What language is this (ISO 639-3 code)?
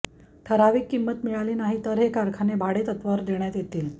mar